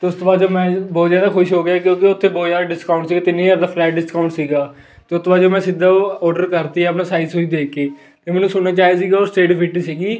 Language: Punjabi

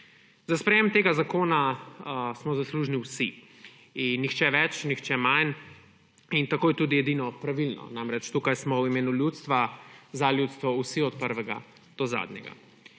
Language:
Slovenian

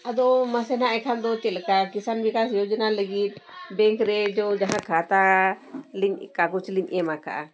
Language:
Santali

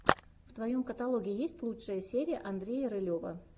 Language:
Russian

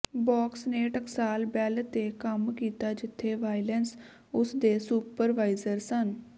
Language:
Punjabi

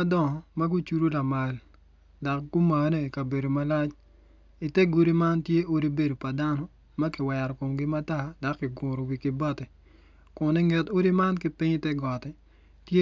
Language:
Acoli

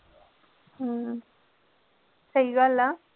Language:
Punjabi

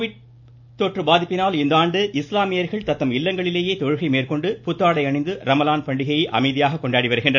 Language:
Tamil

